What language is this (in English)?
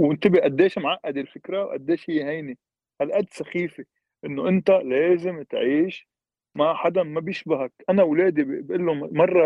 Arabic